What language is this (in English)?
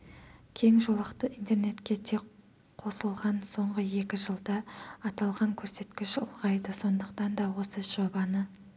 Kazakh